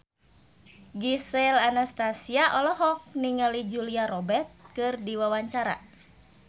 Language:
Sundanese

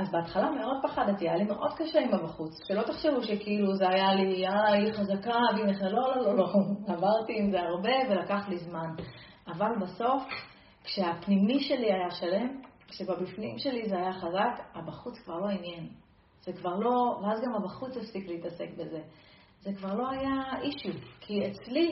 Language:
Hebrew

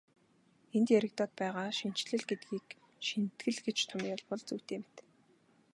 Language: Mongolian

